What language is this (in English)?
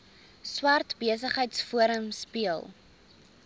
Afrikaans